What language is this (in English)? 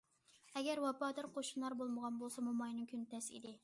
Uyghur